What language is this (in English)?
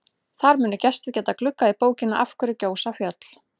Icelandic